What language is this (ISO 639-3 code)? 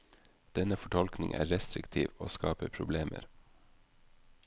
nor